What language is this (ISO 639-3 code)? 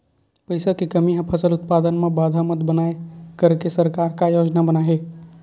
hne